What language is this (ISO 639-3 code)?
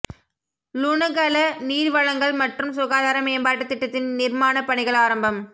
tam